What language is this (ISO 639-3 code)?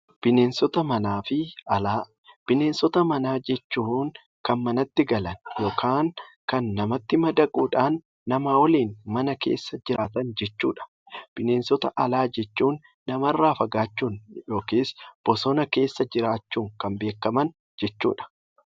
orm